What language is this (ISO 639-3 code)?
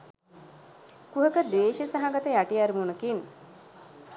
sin